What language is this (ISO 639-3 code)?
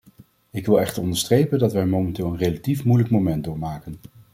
nld